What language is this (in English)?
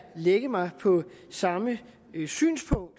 Danish